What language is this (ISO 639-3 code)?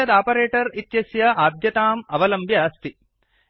san